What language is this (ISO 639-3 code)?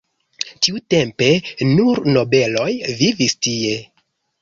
epo